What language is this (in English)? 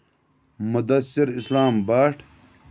Kashmiri